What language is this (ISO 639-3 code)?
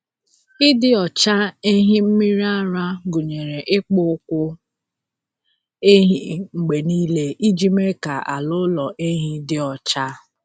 ibo